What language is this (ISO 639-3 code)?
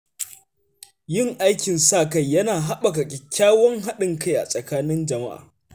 hau